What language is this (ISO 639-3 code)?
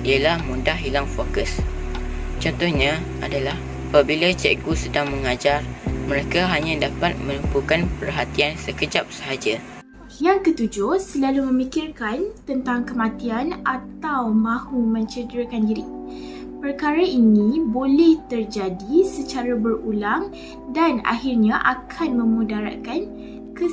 msa